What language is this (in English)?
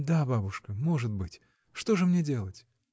Russian